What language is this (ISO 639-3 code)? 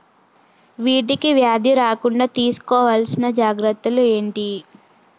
tel